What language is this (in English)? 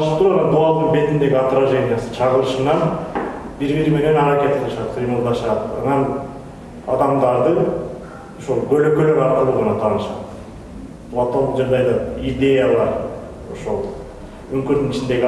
Turkish